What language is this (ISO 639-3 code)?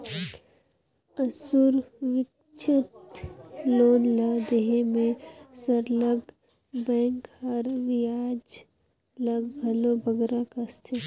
hne